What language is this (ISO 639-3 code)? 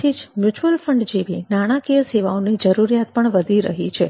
guj